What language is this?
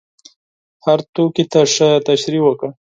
Pashto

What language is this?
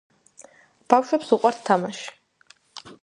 Georgian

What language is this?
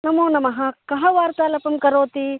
Sanskrit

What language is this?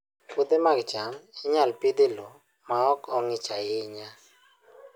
Luo (Kenya and Tanzania)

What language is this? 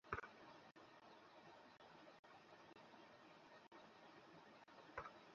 Bangla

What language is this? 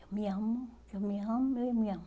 Portuguese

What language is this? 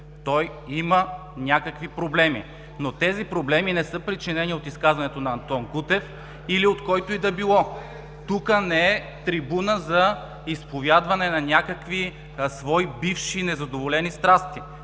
Bulgarian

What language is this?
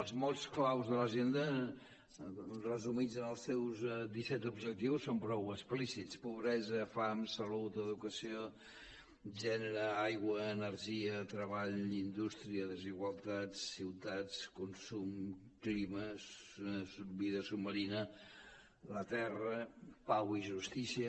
Catalan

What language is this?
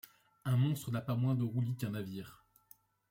French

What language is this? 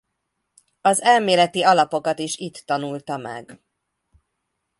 Hungarian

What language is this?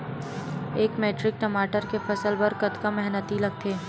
Chhattisgarhi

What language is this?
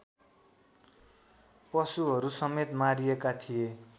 Nepali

